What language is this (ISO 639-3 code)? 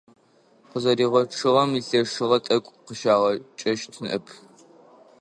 ady